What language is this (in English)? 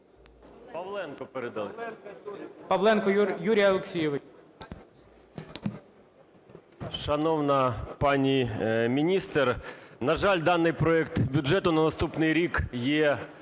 Ukrainian